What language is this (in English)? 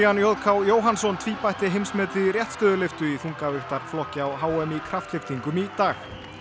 Icelandic